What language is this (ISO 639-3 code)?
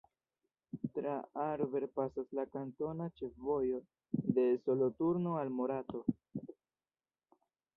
epo